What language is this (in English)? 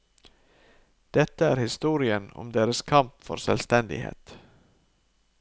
Norwegian